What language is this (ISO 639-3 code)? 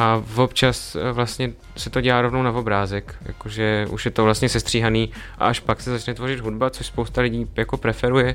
ces